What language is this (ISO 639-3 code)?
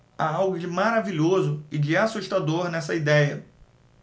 por